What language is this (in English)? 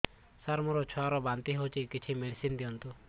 Odia